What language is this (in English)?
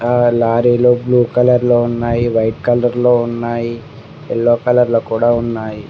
Telugu